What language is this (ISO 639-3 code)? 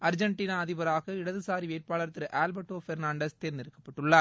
tam